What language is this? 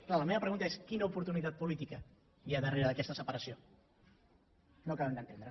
Catalan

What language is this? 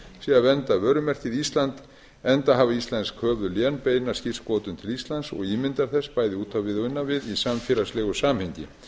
Icelandic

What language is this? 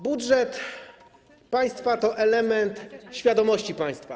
Polish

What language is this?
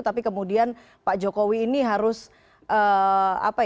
Indonesian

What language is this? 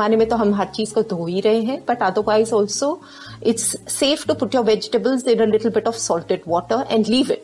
Hindi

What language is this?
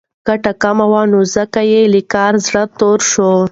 Pashto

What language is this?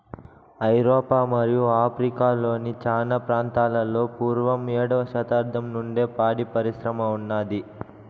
Telugu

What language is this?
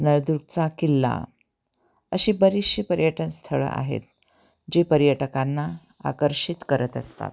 Marathi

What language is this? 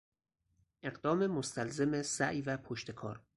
Persian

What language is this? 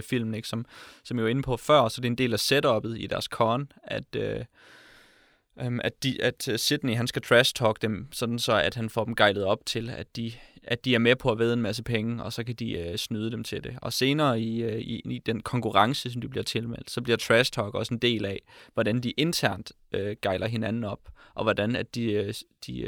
Danish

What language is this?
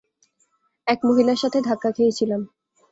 Bangla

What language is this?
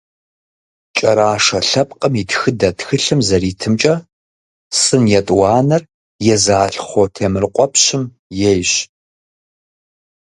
Kabardian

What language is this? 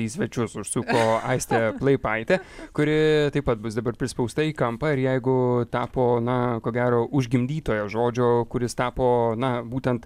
Lithuanian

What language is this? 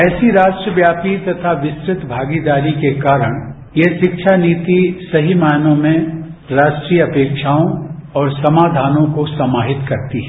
Hindi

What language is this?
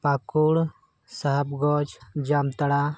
Santali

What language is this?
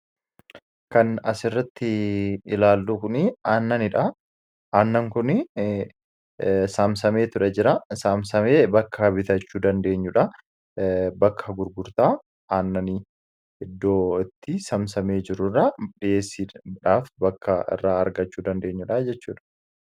Oromo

